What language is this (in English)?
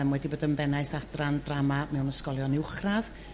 Welsh